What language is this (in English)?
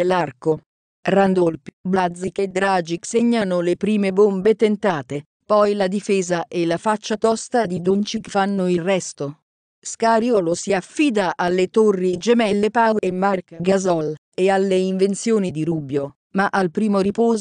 Italian